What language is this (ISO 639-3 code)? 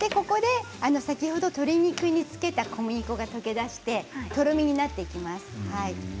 jpn